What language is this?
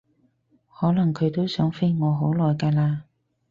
Cantonese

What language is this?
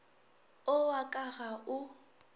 Northern Sotho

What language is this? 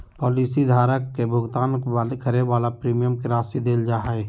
Magahi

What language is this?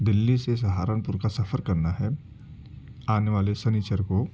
Urdu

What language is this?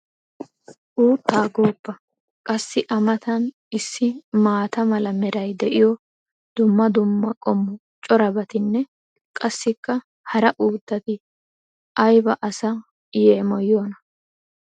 Wolaytta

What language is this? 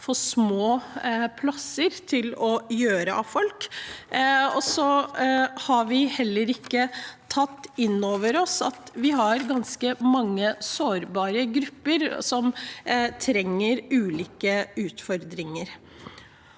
Norwegian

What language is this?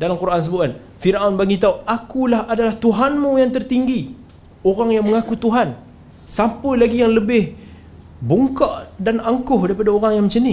Malay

